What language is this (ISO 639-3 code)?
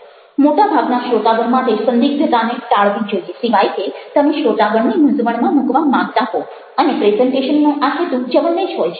guj